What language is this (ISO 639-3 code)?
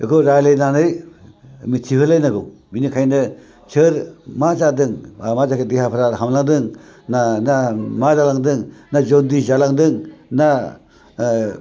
brx